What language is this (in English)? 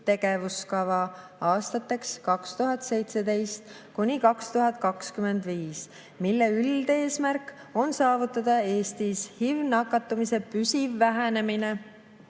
Estonian